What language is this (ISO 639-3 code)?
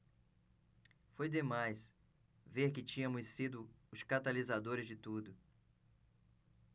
por